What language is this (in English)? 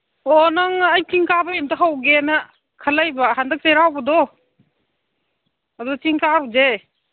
Manipuri